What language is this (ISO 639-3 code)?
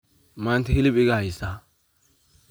som